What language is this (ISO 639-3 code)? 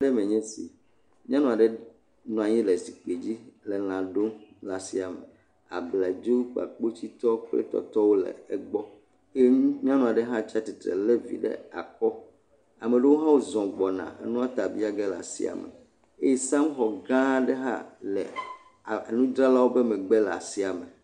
ewe